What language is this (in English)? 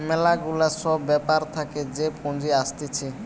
Bangla